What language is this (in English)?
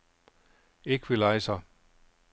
Danish